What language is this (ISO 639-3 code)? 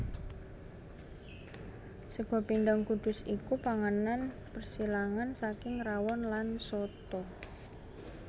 jav